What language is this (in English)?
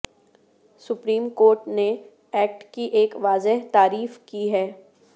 Urdu